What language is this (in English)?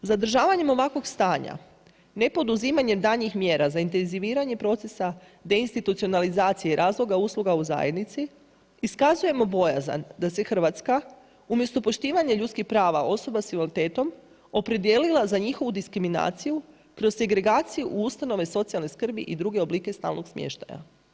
Croatian